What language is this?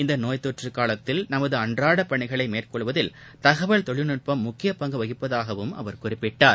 Tamil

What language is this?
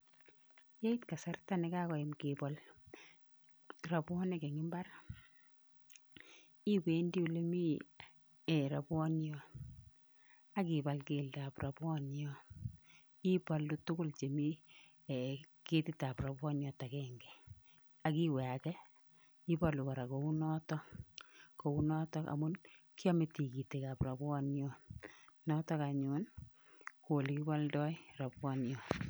Kalenjin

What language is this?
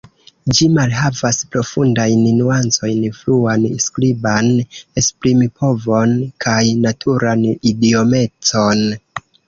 Esperanto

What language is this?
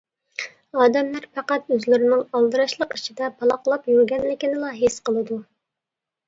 Uyghur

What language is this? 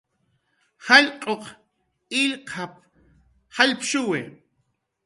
Jaqaru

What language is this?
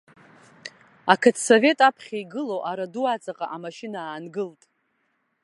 Abkhazian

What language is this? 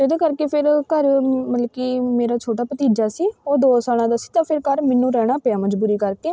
Punjabi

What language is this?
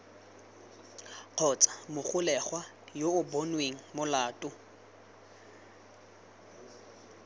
Tswana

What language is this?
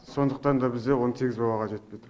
Kazakh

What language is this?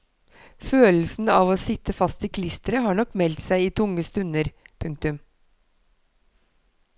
Norwegian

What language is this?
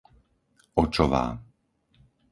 Slovak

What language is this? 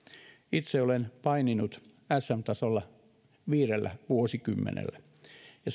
Finnish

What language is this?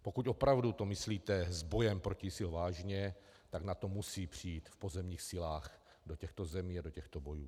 Czech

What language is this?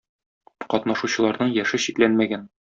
Tatar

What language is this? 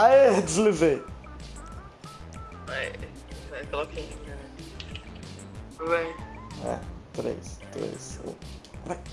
Portuguese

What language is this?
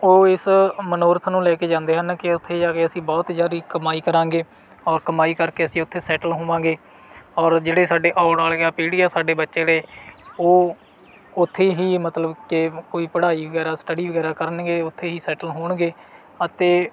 Punjabi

